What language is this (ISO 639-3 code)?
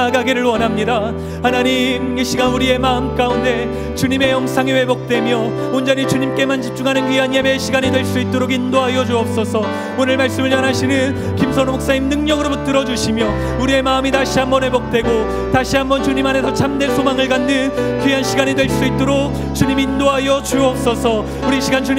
kor